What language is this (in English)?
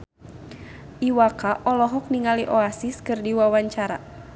Sundanese